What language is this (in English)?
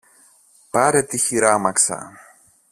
Greek